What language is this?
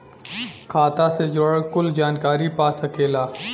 Bhojpuri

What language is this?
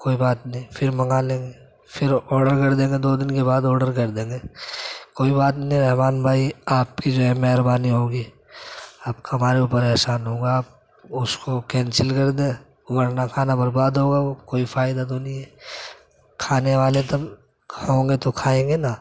Urdu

